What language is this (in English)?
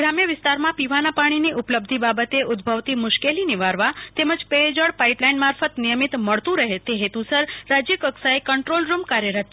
Gujarati